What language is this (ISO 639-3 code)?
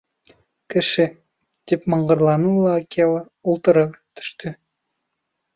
bak